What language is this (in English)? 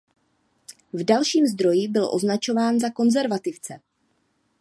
Czech